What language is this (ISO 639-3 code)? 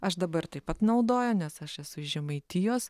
lit